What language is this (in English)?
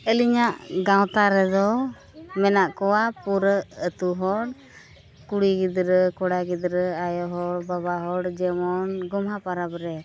Santali